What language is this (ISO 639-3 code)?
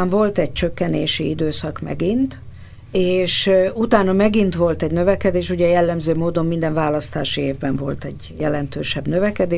hun